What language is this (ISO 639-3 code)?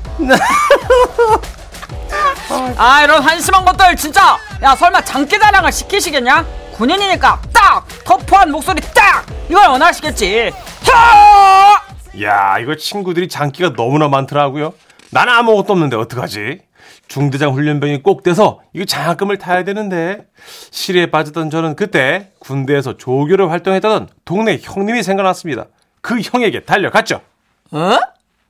kor